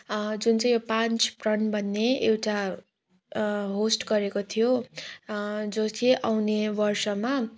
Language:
Nepali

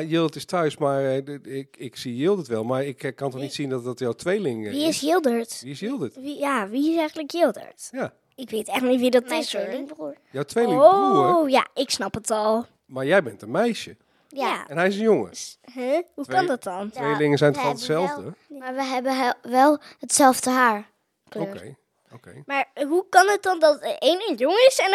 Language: Dutch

